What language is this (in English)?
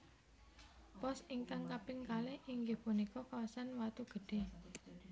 Javanese